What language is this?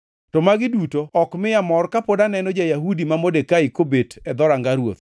Luo (Kenya and Tanzania)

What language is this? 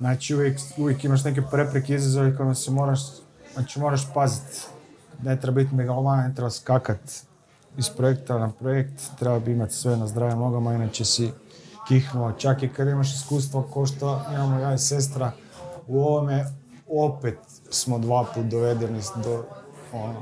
Croatian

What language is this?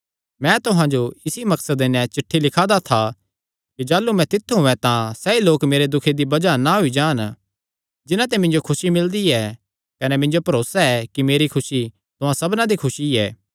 Kangri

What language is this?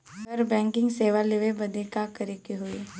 Bhojpuri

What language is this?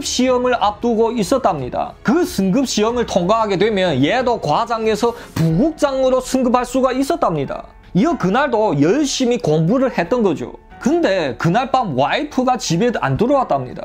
Korean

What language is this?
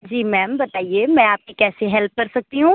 Hindi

